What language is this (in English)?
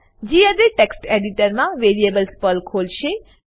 Gujarati